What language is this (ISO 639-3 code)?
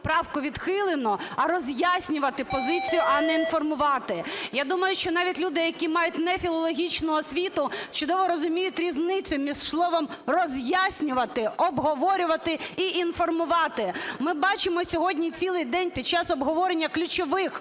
ukr